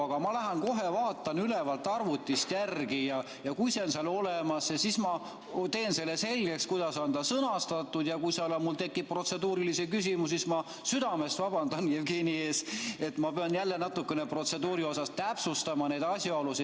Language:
Estonian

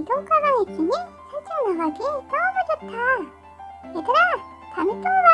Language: Korean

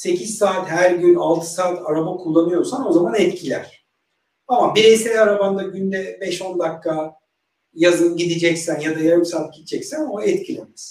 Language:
Turkish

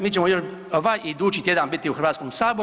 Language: Croatian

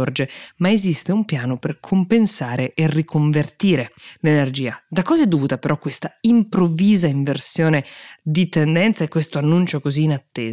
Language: Italian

